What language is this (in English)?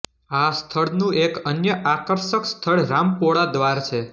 Gujarati